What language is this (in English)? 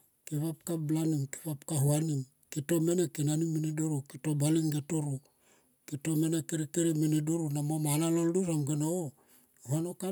Tomoip